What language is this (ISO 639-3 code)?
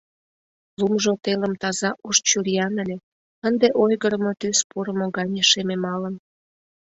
chm